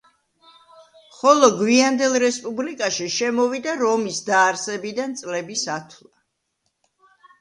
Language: Georgian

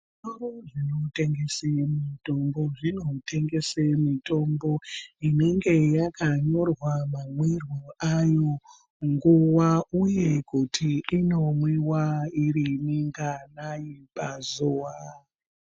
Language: Ndau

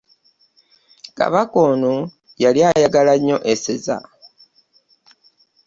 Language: Ganda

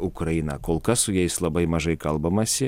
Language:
Lithuanian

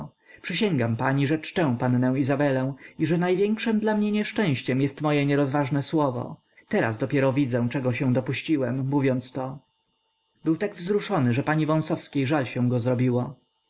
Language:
Polish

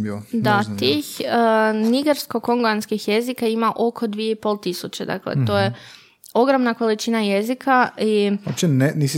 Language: Croatian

